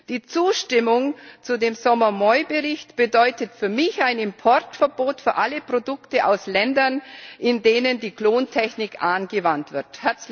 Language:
German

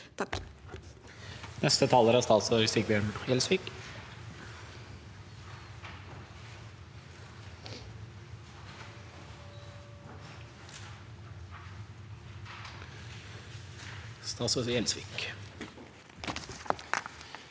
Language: Norwegian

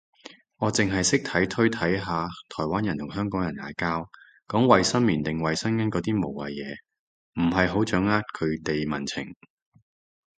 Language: Cantonese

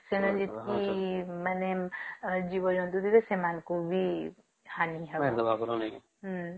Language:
Odia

